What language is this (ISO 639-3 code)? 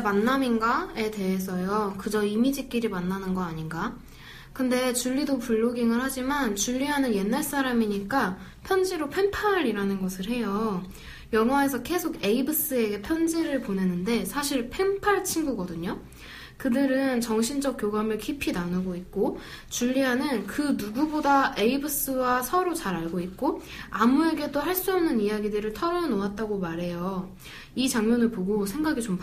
kor